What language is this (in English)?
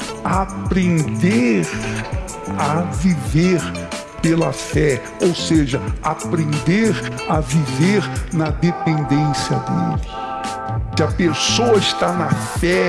Portuguese